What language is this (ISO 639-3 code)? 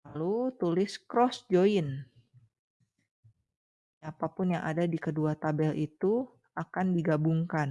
ind